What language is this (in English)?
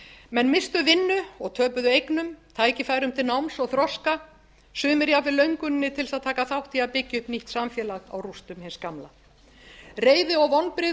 Icelandic